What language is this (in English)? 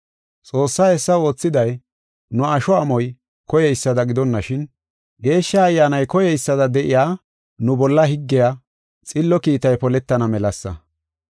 Gofa